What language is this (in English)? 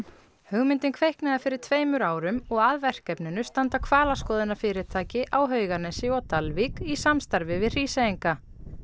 Icelandic